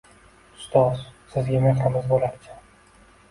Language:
Uzbek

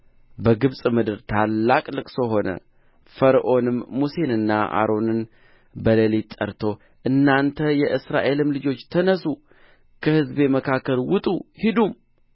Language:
Amharic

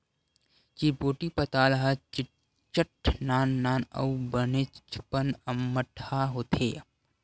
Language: Chhattisgarhi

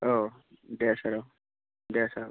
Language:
Bodo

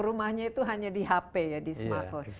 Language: Indonesian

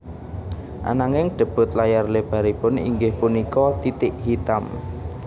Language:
Javanese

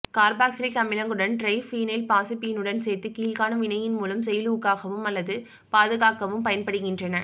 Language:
Tamil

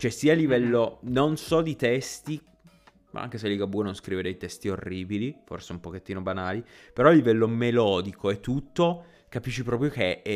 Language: Italian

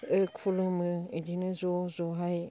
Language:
Bodo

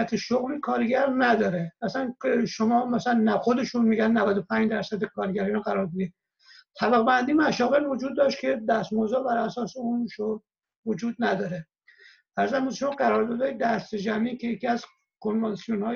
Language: Persian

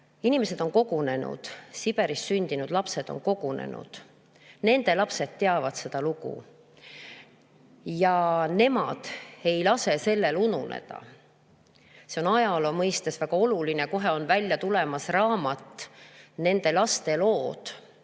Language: Estonian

